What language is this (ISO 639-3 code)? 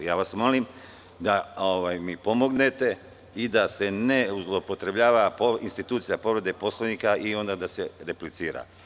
srp